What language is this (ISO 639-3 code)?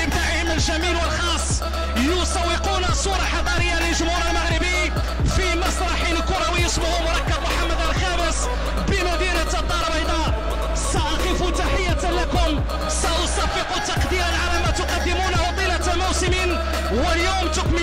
ara